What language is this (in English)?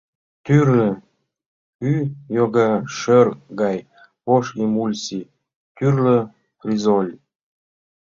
Mari